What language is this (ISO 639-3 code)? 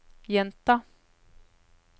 nor